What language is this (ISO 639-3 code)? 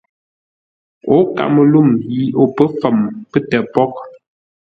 nla